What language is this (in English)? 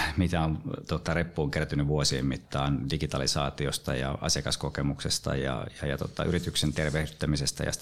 Finnish